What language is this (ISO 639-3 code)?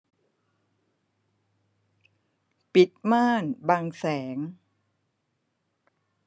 tha